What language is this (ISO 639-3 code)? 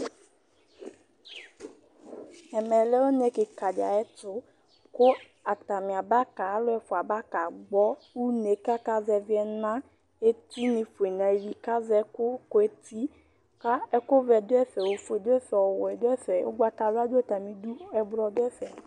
kpo